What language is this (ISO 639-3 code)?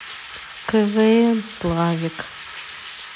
rus